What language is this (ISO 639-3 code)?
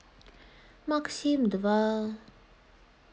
rus